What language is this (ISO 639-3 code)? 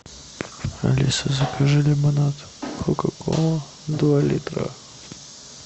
rus